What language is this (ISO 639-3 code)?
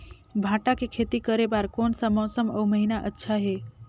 hne